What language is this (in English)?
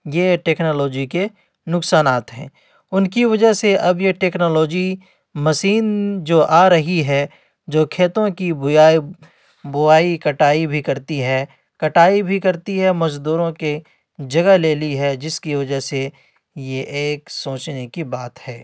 Urdu